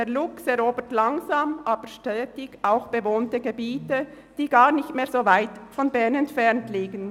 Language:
Swiss German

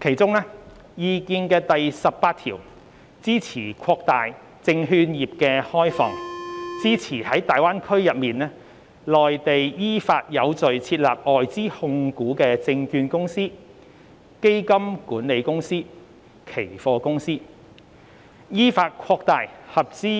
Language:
Cantonese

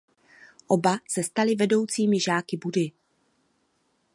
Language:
Czech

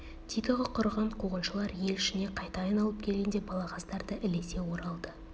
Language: Kazakh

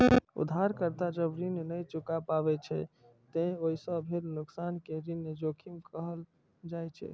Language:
Maithili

